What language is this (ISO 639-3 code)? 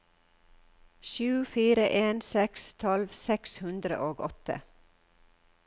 nor